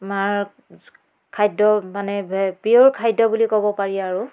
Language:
Assamese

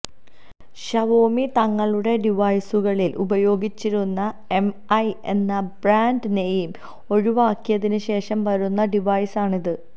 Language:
Malayalam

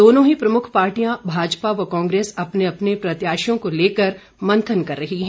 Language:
Hindi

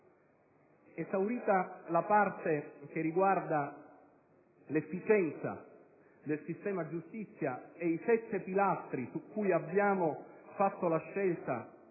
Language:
Italian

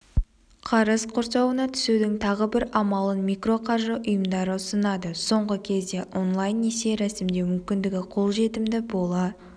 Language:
Kazakh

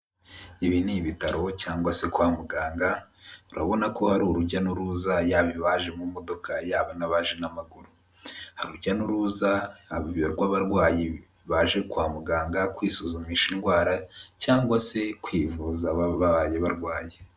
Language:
Kinyarwanda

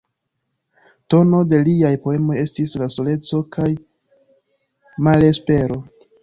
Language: Esperanto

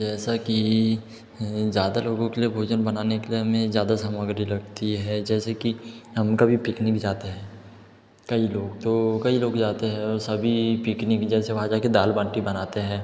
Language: Hindi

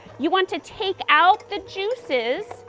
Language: English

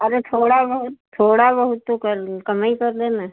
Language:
Hindi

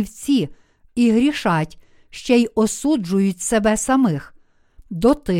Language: Ukrainian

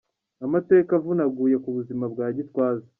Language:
Kinyarwanda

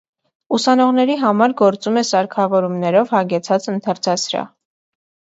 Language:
Armenian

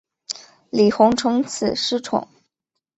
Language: Chinese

